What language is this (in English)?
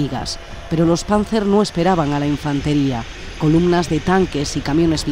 Spanish